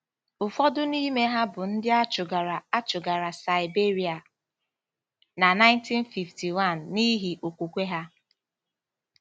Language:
Igbo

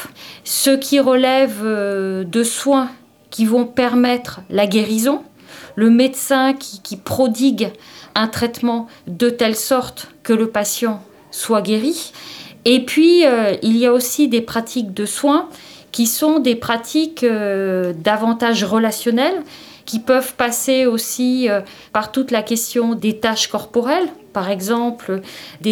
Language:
French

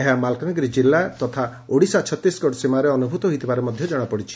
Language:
Odia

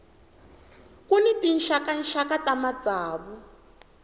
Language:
Tsonga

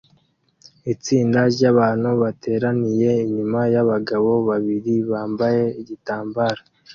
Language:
Kinyarwanda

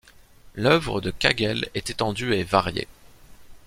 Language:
French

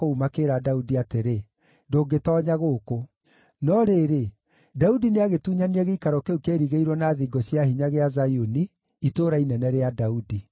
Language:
Kikuyu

